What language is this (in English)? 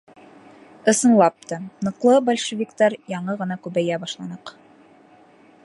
Bashkir